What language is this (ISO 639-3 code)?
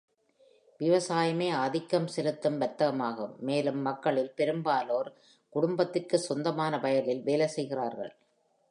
tam